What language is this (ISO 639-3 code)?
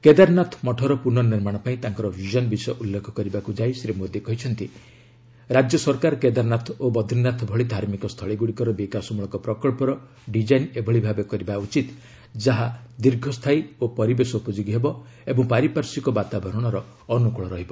ori